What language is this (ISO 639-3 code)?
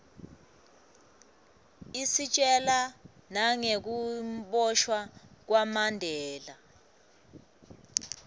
ssw